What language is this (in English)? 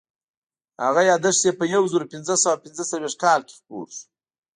Pashto